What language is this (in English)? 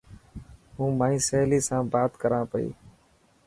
Dhatki